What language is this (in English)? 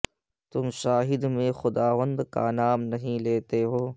Urdu